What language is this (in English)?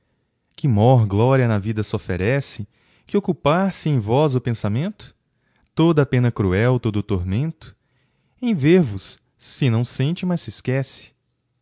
Portuguese